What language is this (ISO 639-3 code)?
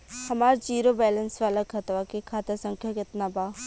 bho